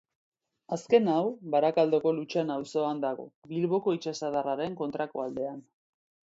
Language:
Basque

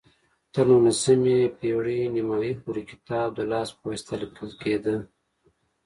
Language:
Pashto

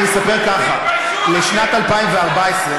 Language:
Hebrew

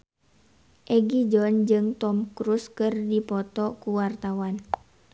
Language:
Sundanese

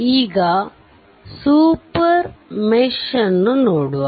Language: Kannada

